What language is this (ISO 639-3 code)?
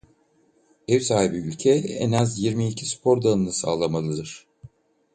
tur